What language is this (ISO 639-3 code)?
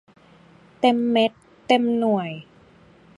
tha